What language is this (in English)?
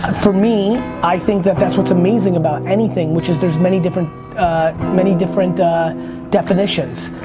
English